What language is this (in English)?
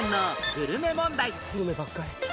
Japanese